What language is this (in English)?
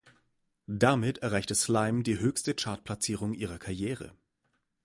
German